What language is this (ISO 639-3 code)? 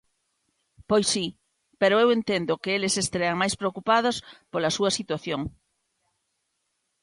glg